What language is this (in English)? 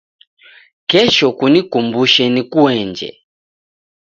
Taita